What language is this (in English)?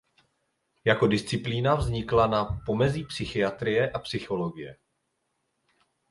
Czech